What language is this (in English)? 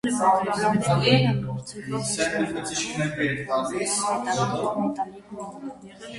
Armenian